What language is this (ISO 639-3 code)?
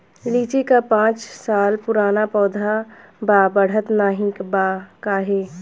bho